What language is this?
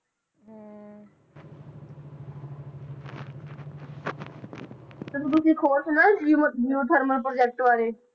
Punjabi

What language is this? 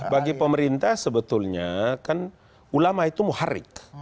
Indonesian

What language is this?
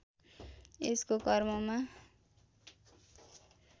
Nepali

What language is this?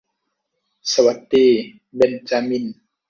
Thai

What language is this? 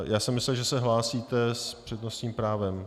Czech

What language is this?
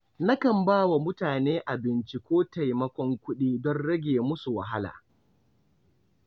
Hausa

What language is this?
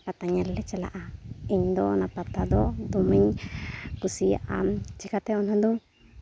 Santali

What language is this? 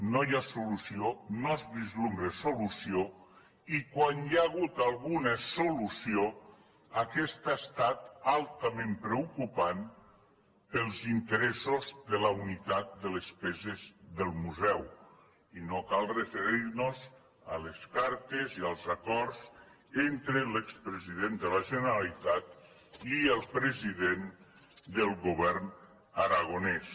Catalan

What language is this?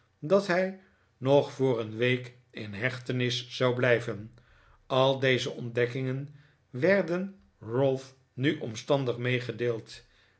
Dutch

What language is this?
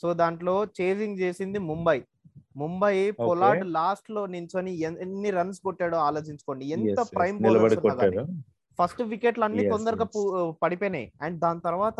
Telugu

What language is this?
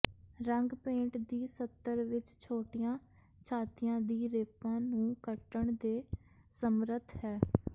Punjabi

